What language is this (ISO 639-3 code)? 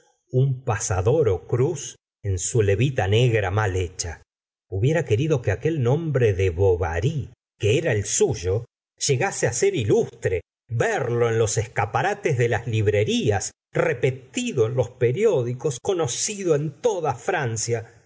spa